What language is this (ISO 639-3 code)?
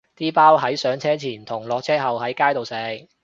yue